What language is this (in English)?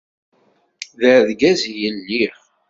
Kabyle